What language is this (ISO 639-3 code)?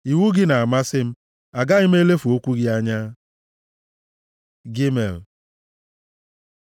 ibo